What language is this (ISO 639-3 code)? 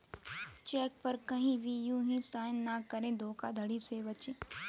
hin